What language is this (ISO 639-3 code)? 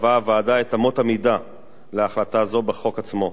heb